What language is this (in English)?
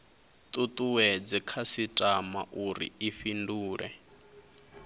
Venda